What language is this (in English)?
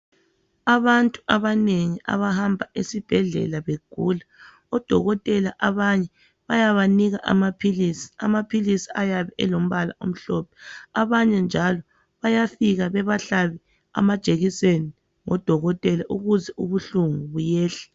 North Ndebele